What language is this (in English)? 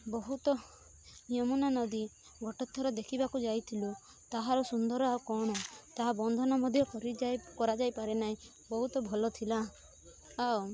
Odia